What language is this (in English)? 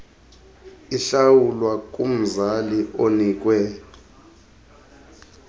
Xhosa